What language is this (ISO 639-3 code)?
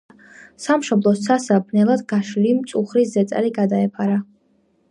kat